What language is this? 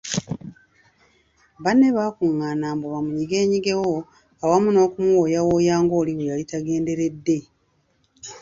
Ganda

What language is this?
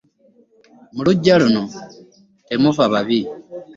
Ganda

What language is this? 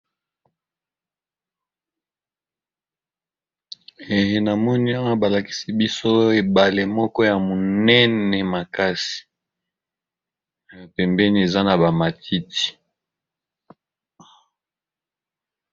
Lingala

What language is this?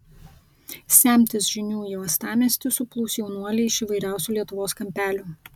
Lithuanian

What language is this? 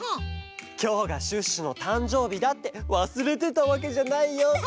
Japanese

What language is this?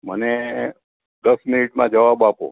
Gujarati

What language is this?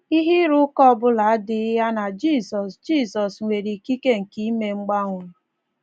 Igbo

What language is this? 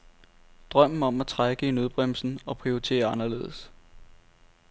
Danish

